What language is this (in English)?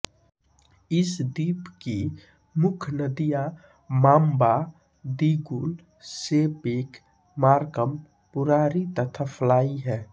Hindi